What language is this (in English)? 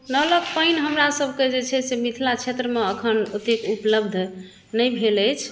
Maithili